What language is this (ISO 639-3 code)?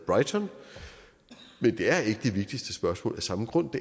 dan